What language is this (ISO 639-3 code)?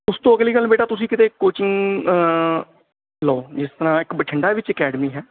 pan